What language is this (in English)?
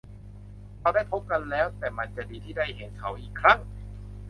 Thai